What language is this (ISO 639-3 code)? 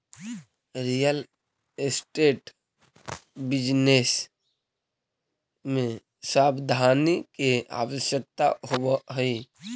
mag